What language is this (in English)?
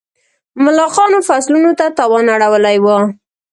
Pashto